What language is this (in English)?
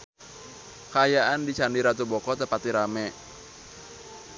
Sundanese